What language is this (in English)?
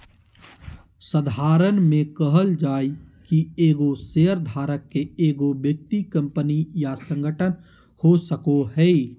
Magahi